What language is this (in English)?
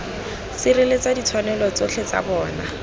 Tswana